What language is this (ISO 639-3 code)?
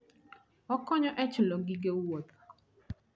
luo